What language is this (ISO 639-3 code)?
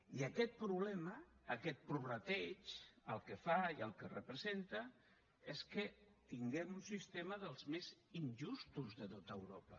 cat